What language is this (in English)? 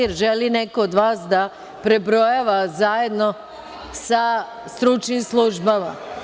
Serbian